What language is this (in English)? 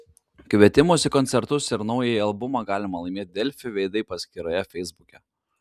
Lithuanian